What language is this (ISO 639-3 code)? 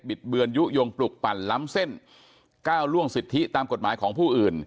tha